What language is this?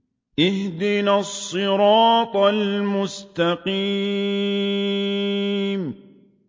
Arabic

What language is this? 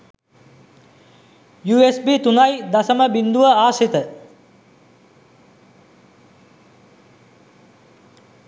Sinhala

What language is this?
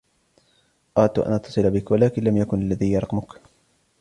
Arabic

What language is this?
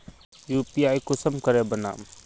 Magahi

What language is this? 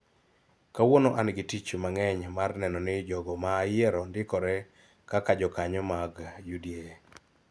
Luo (Kenya and Tanzania)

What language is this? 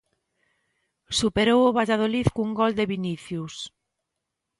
Galician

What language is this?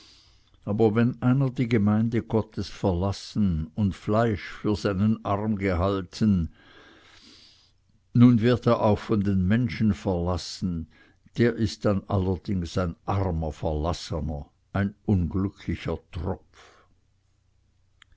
German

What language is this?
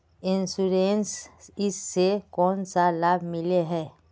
Magahi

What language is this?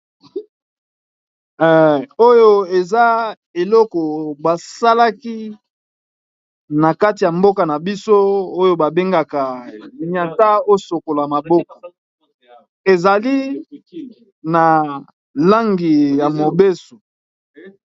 Lingala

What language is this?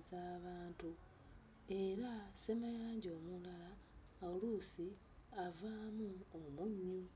Ganda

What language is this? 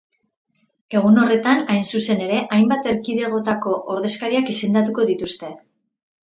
Basque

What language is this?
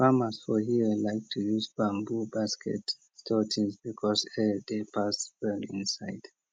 Nigerian Pidgin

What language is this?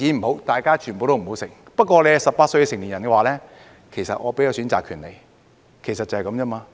Cantonese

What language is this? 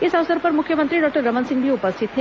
Hindi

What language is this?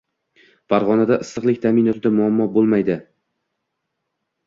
Uzbek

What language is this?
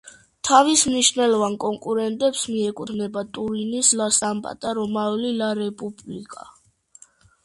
Georgian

